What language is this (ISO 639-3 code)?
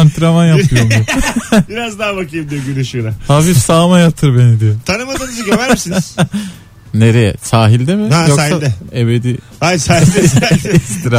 tur